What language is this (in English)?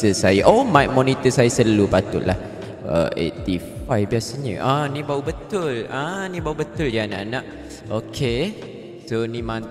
Malay